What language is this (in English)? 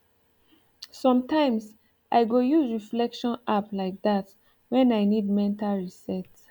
Nigerian Pidgin